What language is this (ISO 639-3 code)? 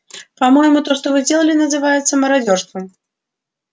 rus